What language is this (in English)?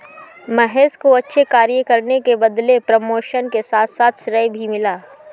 Hindi